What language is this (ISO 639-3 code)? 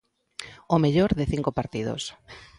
glg